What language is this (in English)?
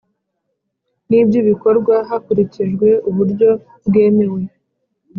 Kinyarwanda